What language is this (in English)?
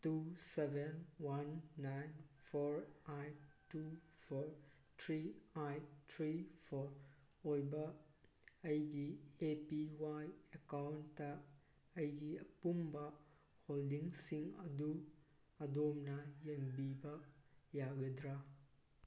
Manipuri